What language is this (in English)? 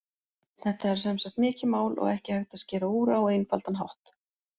Icelandic